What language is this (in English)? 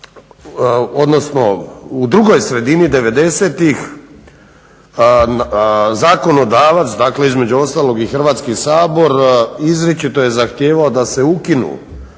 Croatian